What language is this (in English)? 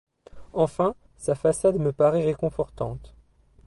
French